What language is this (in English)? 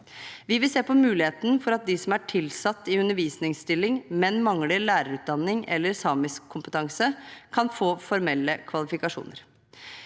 Norwegian